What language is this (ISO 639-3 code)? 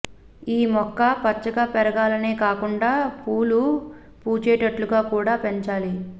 tel